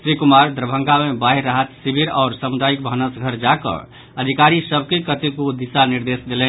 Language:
Maithili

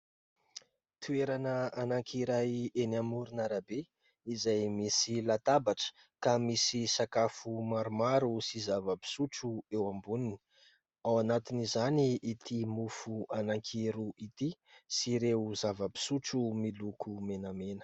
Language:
Malagasy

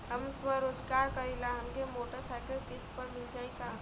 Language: Bhojpuri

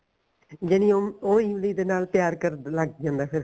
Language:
Punjabi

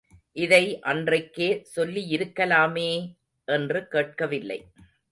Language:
Tamil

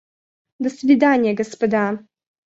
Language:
Russian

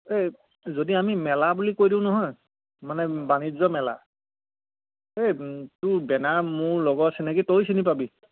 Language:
Assamese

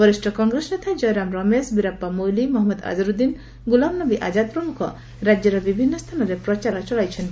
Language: Odia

